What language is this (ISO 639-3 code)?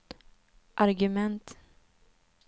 swe